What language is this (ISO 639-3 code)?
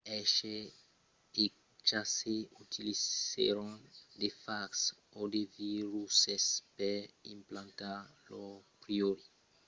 oci